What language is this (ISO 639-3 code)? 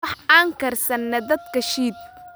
som